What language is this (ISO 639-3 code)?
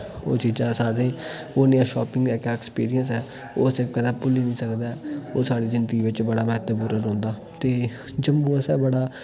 doi